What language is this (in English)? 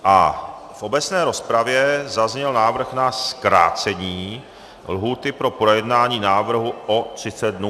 Czech